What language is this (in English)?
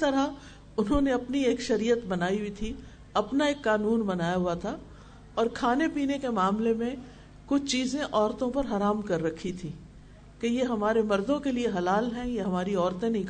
Urdu